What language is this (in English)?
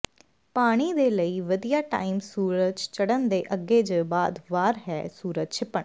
Punjabi